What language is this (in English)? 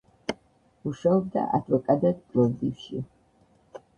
Georgian